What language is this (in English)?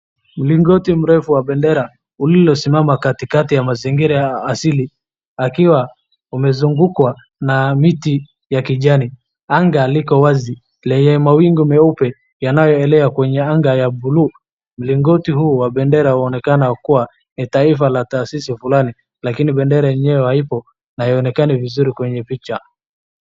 Swahili